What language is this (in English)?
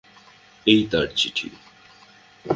Bangla